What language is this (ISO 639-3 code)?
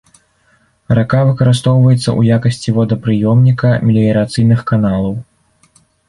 bel